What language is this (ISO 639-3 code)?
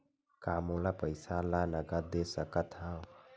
hne